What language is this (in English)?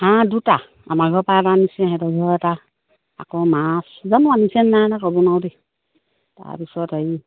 Assamese